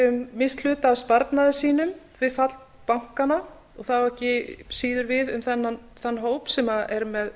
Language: Icelandic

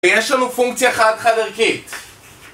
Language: Hebrew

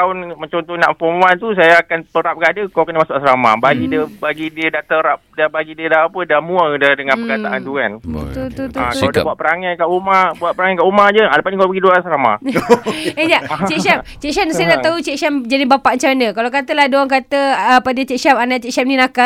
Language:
Malay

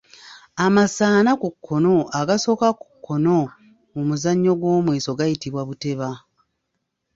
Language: Ganda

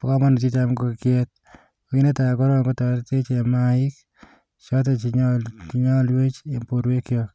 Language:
Kalenjin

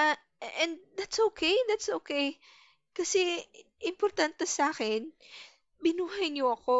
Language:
Filipino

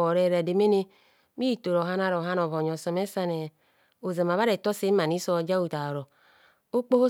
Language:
Kohumono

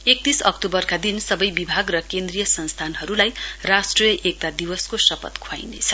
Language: Nepali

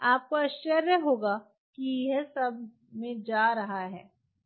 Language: Hindi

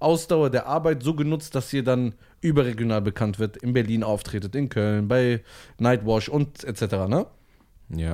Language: German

